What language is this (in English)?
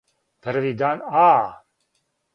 Serbian